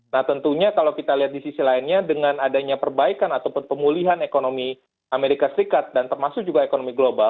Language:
Indonesian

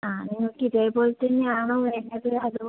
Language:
Malayalam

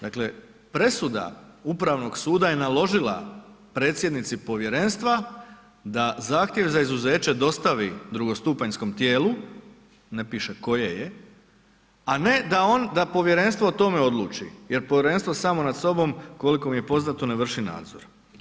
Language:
Croatian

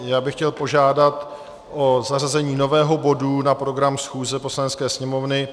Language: Czech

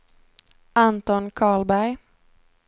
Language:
Swedish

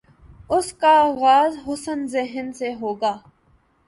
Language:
Urdu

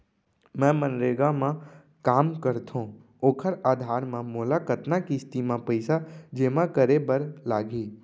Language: Chhattisgarhi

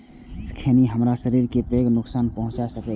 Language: Maithili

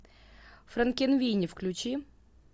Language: Russian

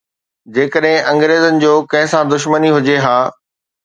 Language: Sindhi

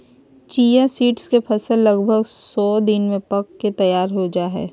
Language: Magahi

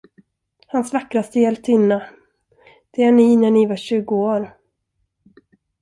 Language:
Swedish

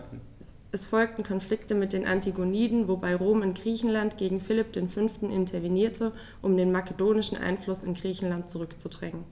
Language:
German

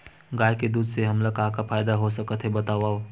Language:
Chhattisgarhi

